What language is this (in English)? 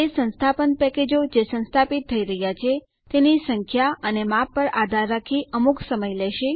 Gujarati